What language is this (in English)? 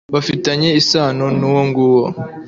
Kinyarwanda